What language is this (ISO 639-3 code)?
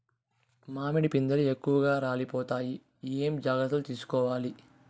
tel